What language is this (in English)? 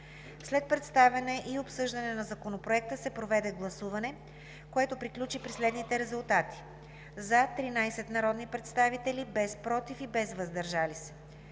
Bulgarian